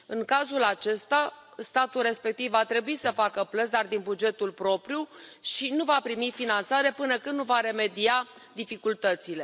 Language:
Romanian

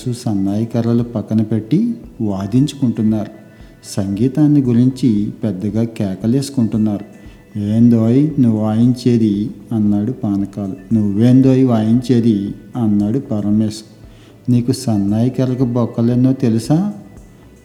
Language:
Telugu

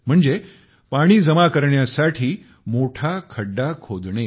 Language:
Marathi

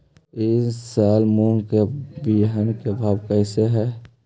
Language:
Magahi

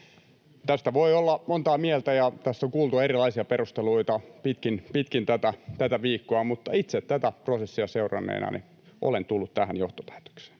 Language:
Finnish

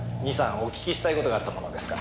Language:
Japanese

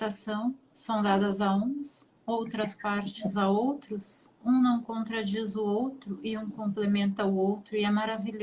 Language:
Portuguese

